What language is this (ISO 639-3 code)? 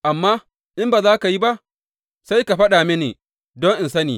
hau